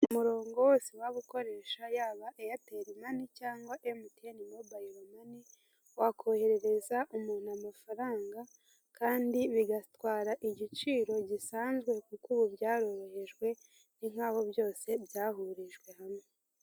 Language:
Kinyarwanda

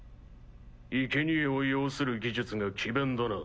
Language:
Japanese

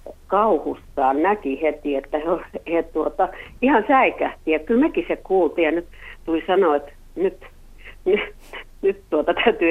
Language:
Finnish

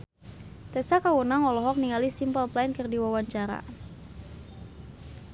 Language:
Sundanese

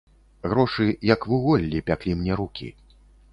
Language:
Belarusian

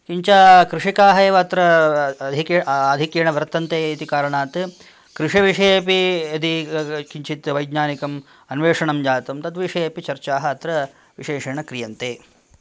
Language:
Sanskrit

